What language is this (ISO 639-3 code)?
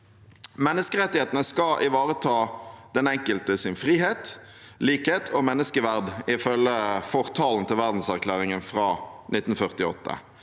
nor